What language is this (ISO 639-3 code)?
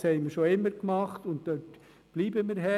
gsw